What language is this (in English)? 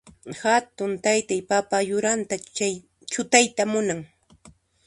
Puno Quechua